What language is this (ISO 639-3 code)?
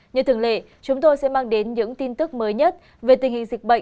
vie